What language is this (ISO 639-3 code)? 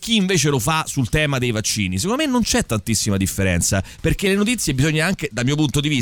ita